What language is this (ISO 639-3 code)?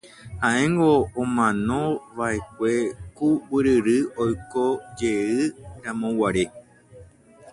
grn